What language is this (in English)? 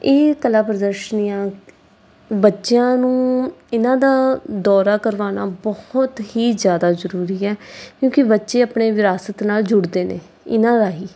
Punjabi